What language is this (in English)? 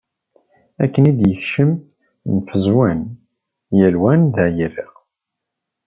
Kabyle